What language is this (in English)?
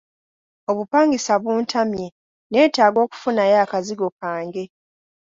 Ganda